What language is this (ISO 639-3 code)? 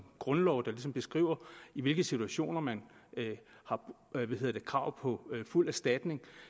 dan